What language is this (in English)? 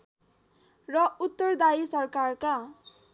Nepali